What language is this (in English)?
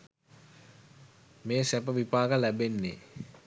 Sinhala